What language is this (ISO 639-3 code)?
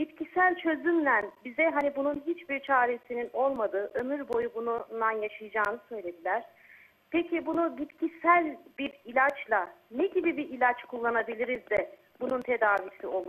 tur